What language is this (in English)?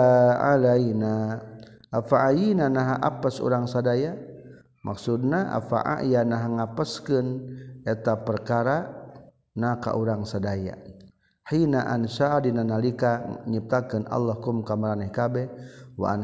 Malay